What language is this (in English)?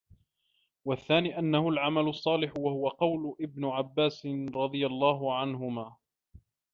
Arabic